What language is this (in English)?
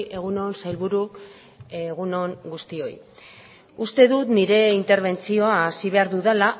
Basque